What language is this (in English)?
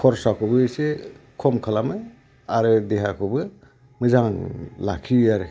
Bodo